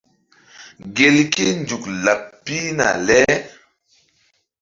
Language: Mbum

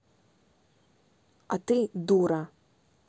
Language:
Russian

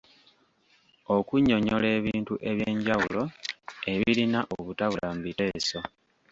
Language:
Ganda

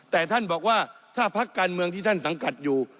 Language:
Thai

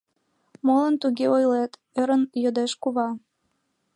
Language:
Mari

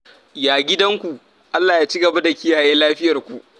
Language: Hausa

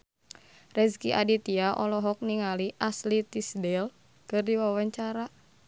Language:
Sundanese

